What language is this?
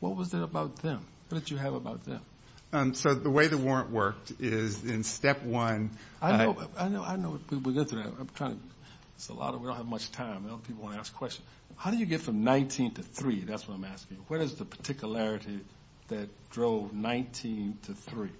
English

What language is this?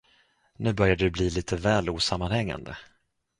Swedish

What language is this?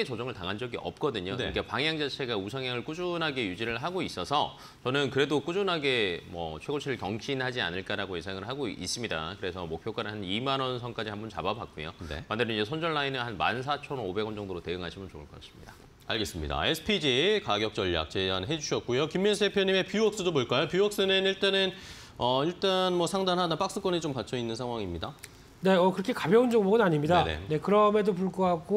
Korean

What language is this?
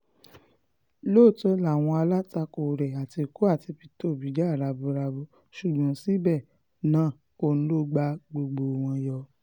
Yoruba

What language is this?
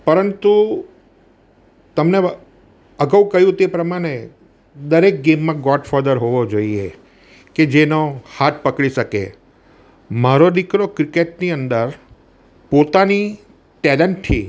Gujarati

